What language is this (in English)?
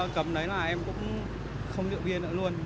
Vietnamese